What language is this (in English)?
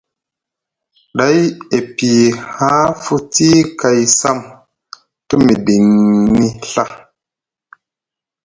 Musgu